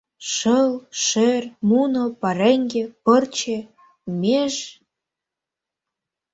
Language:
Mari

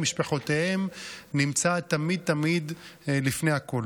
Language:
Hebrew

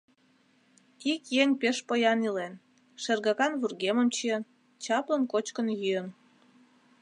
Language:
Mari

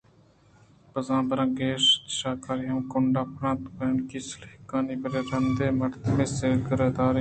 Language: Eastern Balochi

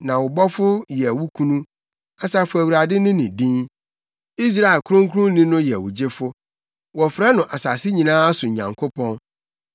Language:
Akan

